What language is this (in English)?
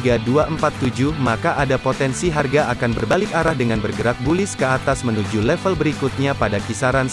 Indonesian